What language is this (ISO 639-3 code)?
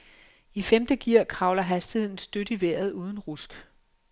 dan